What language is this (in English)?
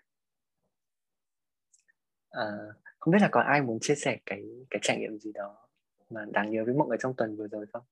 Vietnamese